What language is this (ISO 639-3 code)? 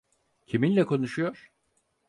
tur